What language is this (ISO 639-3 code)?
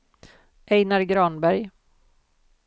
swe